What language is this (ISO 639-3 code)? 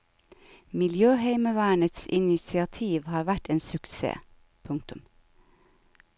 nor